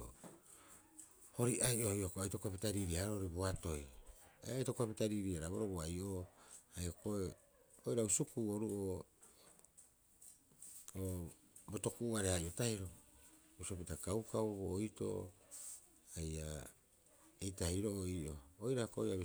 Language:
Rapoisi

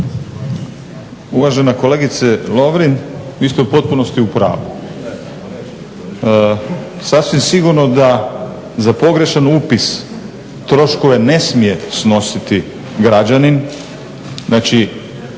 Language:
Croatian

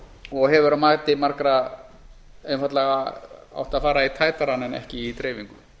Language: Icelandic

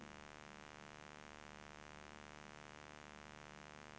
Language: Swedish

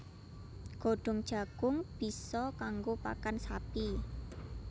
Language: Javanese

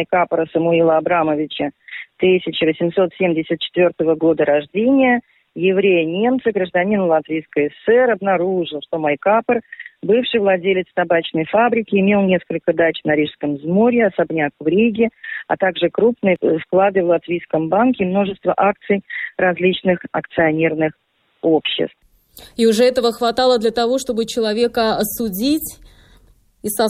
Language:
Russian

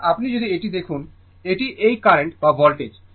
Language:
Bangla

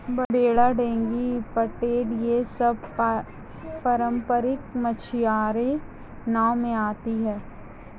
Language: Hindi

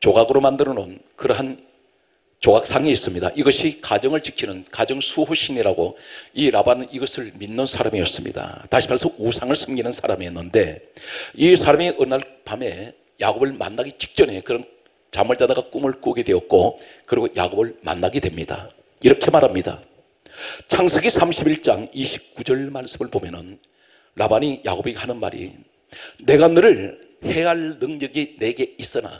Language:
Korean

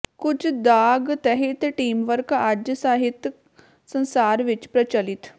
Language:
Punjabi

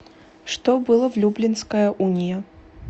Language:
Russian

